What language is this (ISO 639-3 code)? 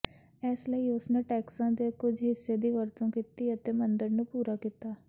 pan